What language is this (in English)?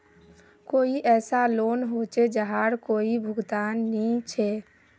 Magahi